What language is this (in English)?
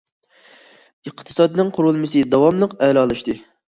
Uyghur